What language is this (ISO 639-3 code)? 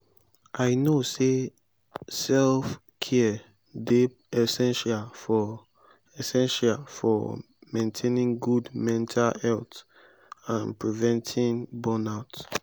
pcm